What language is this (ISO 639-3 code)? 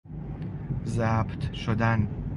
fas